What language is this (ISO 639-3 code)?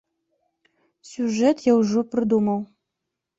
bel